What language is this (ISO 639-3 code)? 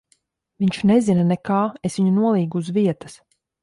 lav